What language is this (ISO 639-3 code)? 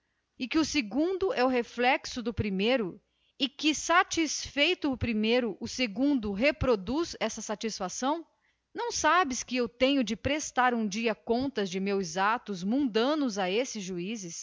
por